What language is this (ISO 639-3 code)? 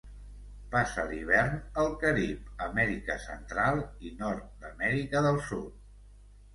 cat